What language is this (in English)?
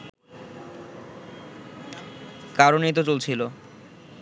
Bangla